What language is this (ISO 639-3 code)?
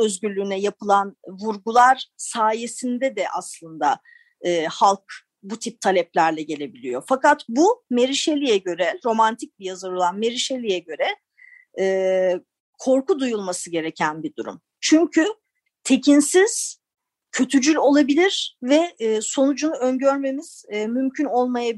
tur